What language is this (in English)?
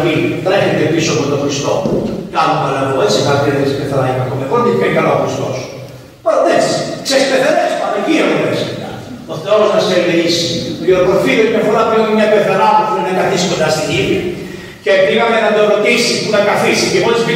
Greek